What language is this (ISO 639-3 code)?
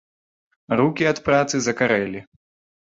bel